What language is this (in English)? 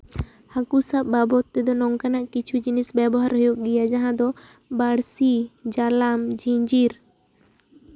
Santali